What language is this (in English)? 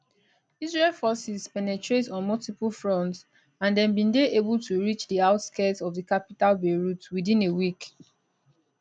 Nigerian Pidgin